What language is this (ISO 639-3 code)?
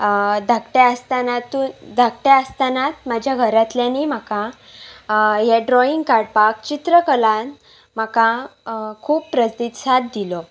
kok